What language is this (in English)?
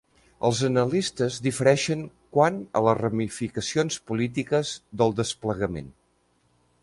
Catalan